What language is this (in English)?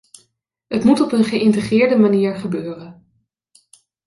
Dutch